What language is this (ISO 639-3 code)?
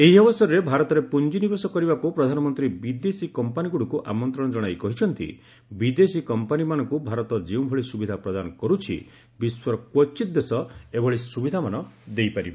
ori